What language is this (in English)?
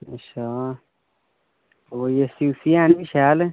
Dogri